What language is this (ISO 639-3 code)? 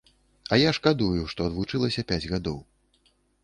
bel